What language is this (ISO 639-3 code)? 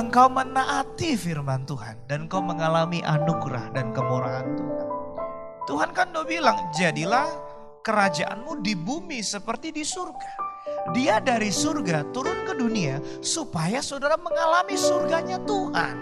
ind